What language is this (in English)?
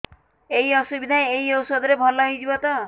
Odia